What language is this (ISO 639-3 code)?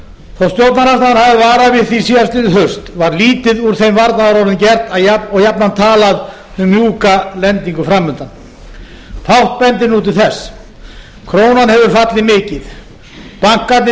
isl